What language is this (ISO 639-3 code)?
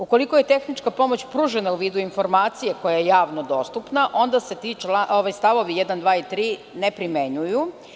srp